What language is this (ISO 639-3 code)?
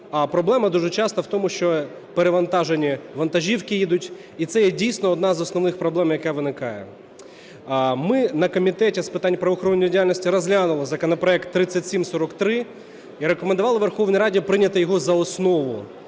ukr